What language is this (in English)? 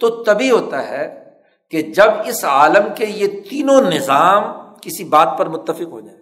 Urdu